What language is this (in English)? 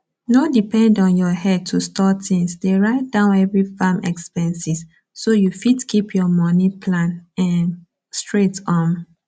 Nigerian Pidgin